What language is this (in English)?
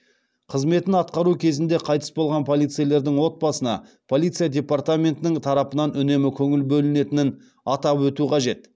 Kazakh